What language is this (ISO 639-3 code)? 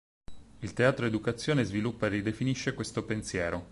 ita